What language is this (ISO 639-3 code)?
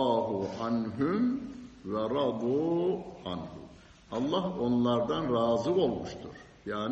tur